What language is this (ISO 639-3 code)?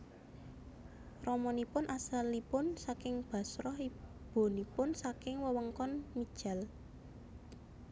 jav